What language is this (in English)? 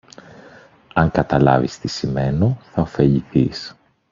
Greek